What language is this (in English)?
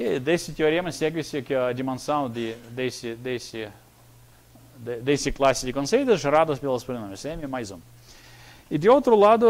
Portuguese